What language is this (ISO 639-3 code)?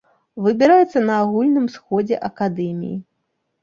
bel